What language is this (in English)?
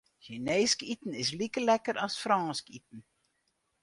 Western Frisian